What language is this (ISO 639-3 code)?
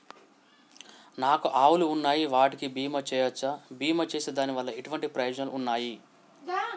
tel